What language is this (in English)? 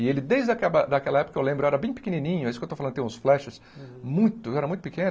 Portuguese